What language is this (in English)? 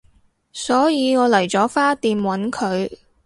Cantonese